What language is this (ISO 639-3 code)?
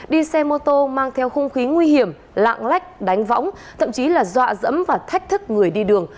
vie